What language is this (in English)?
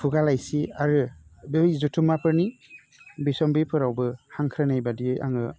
Bodo